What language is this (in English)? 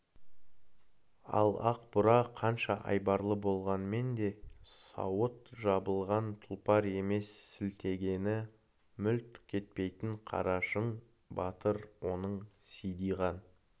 Kazakh